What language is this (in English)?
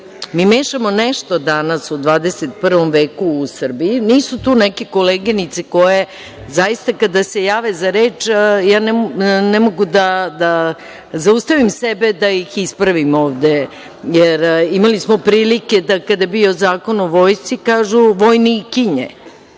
Serbian